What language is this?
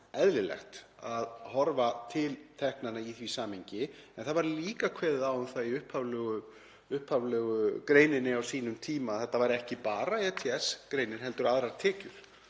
Icelandic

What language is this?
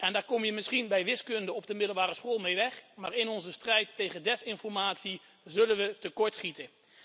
Dutch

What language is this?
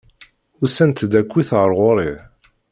Kabyle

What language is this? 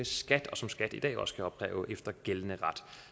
Danish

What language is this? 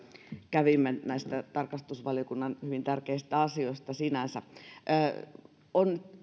Finnish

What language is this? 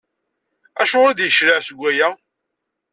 Kabyle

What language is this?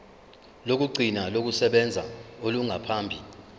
Zulu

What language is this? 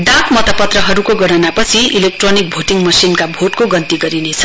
Nepali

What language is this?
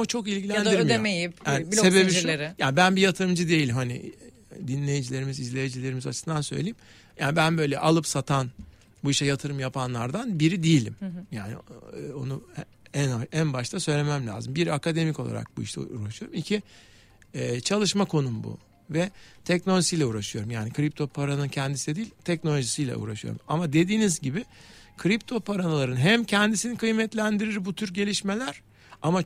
Turkish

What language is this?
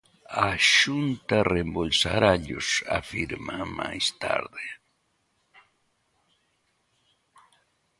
Galician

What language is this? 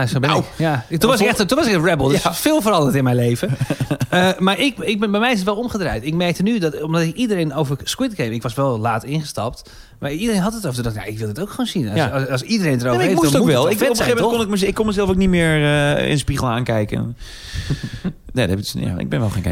Dutch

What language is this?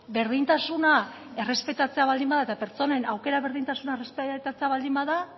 Basque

